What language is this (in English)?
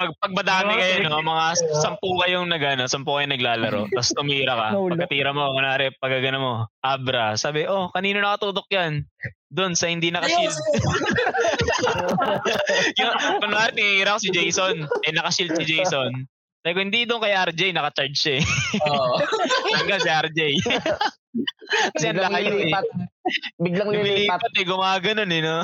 Filipino